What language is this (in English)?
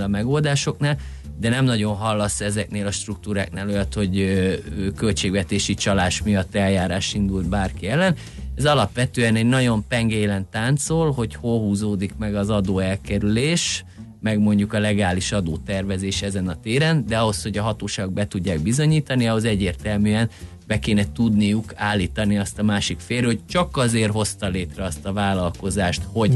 Hungarian